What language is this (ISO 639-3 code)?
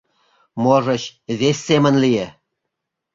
chm